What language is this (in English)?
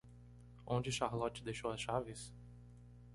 Portuguese